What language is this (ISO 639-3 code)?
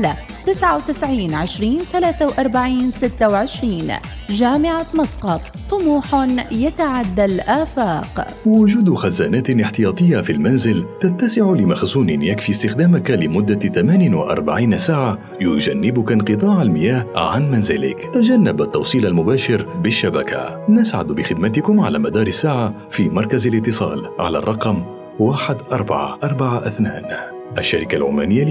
ara